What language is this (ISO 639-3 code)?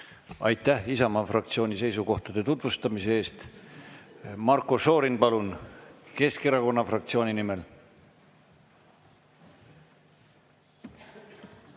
est